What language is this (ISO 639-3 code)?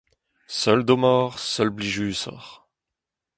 bre